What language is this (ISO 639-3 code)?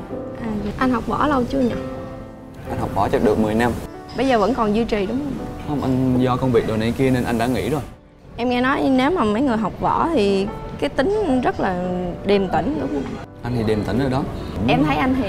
vie